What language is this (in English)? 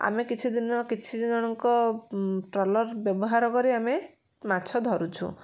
Odia